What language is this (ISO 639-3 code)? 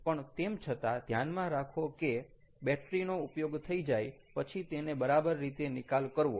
guj